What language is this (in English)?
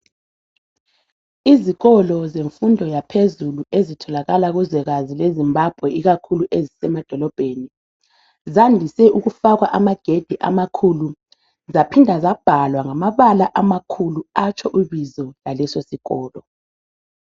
North Ndebele